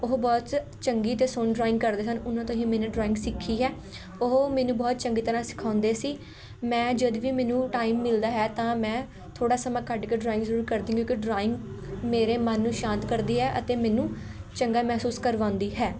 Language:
Punjabi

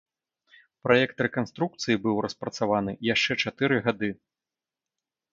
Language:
Belarusian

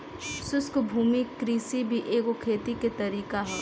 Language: Bhojpuri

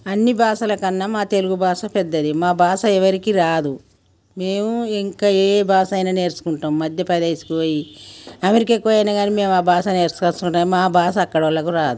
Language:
Telugu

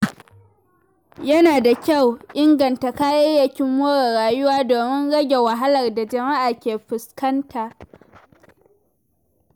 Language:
Hausa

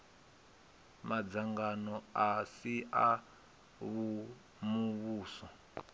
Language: Venda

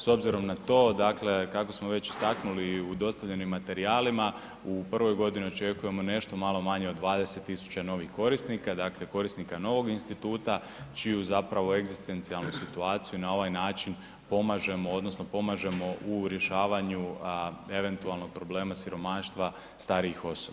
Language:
Croatian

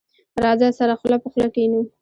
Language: Pashto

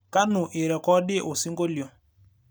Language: Masai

